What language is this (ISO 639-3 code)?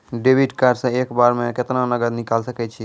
mai